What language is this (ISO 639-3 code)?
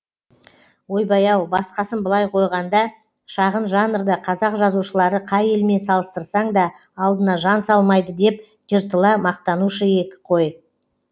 kaz